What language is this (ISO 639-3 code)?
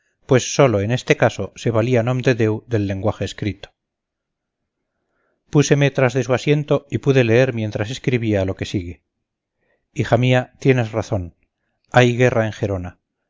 spa